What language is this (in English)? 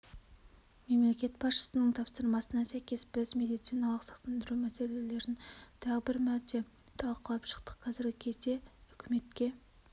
Kazakh